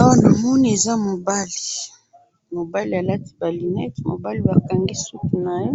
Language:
Lingala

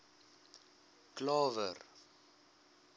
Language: Afrikaans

